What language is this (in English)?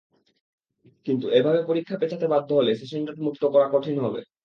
Bangla